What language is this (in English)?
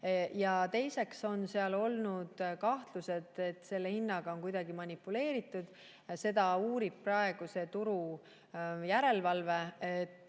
Estonian